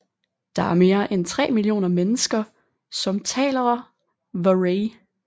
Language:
Danish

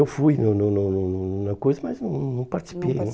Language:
Portuguese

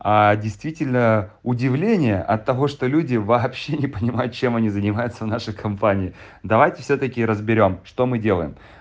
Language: Russian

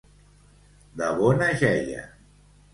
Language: Catalan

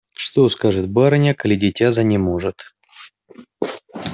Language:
Russian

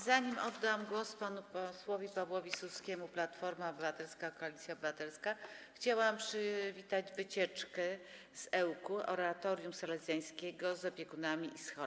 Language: Polish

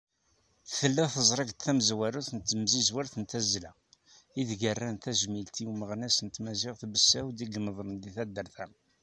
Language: Kabyle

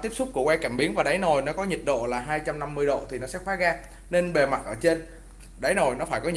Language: Vietnamese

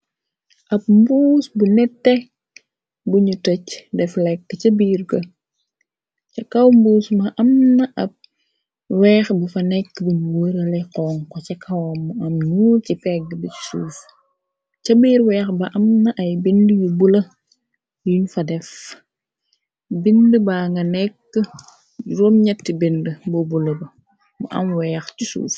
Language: Wolof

